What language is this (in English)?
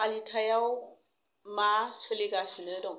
Bodo